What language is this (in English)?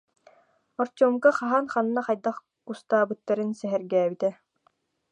Yakut